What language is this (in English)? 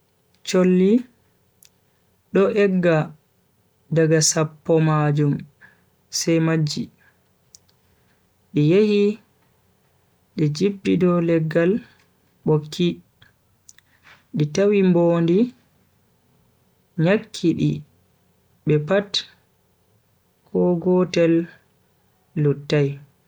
Bagirmi Fulfulde